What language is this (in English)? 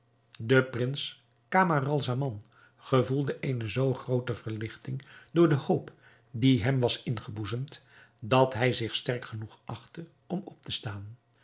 Dutch